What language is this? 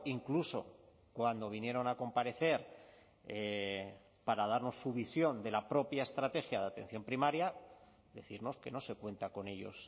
Spanish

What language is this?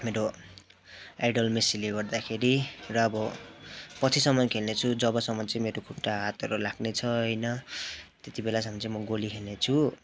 Nepali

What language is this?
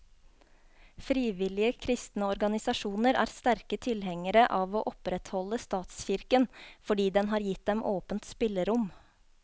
Norwegian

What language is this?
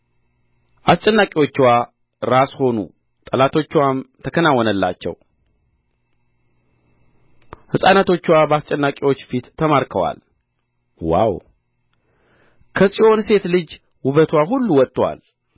Amharic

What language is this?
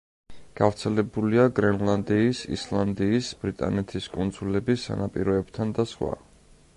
Georgian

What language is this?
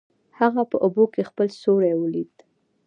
Pashto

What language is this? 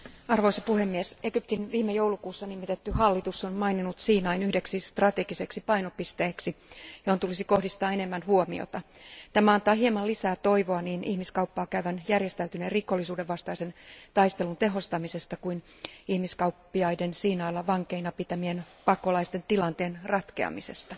Finnish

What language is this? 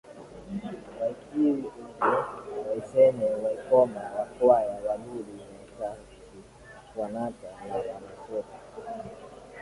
Swahili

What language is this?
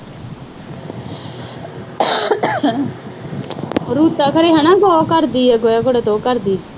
Punjabi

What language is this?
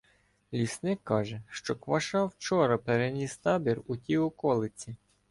Ukrainian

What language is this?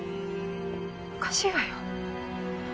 Japanese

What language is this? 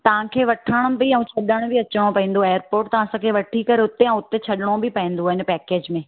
Sindhi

